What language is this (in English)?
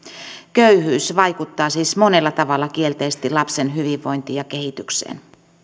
Finnish